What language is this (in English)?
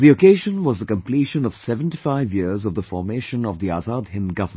English